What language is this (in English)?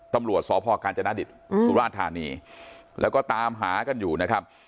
Thai